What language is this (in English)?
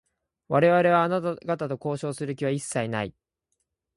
Japanese